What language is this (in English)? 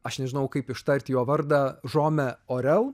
Lithuanian